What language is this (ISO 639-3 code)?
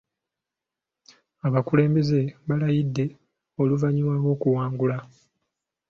lug